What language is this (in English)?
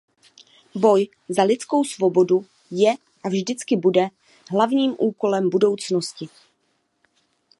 Czech